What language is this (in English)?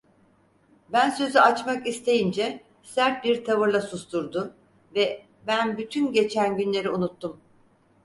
Turkish